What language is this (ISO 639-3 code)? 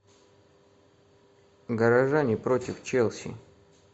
rus